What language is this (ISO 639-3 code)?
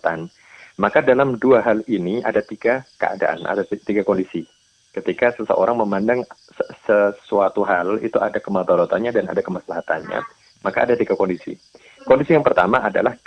ind